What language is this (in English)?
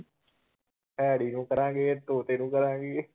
Punjabi